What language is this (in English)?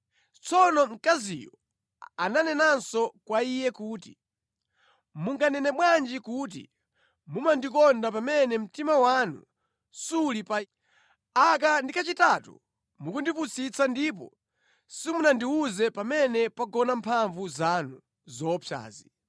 Nyanja